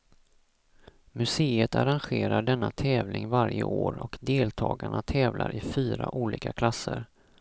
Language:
Swedish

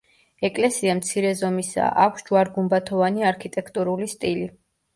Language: Georgian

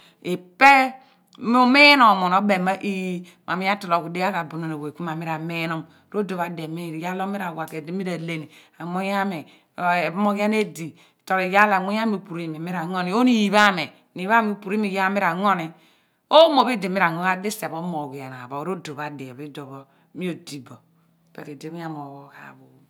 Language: Abua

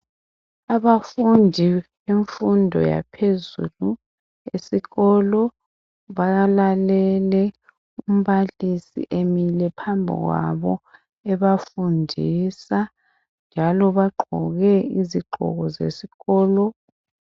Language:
North Ndebele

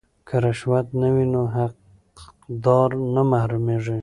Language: Pashto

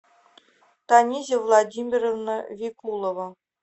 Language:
Russian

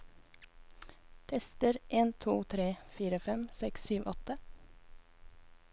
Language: Norwegian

